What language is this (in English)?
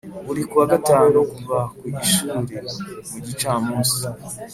Kinyarwanda